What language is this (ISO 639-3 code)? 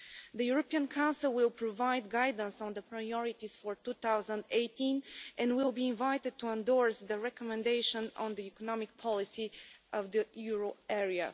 eng